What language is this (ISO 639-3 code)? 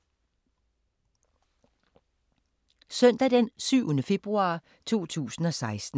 dan